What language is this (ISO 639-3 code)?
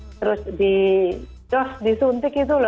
ind